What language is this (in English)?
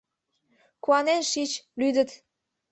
Mari